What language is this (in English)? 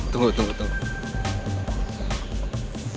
Indonesian